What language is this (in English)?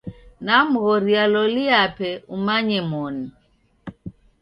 Taita